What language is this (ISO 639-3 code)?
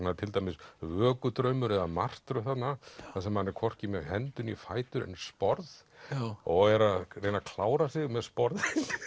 isl